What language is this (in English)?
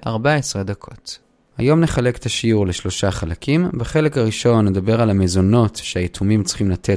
Hebrew